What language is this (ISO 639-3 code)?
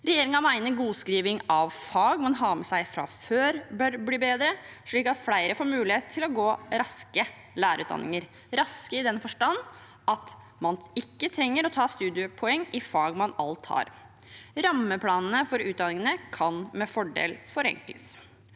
nor